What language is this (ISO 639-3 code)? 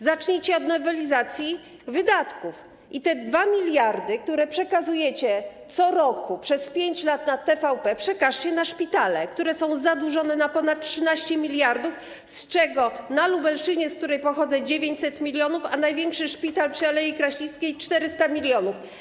pol